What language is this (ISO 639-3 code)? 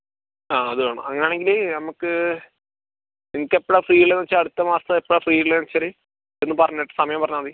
mal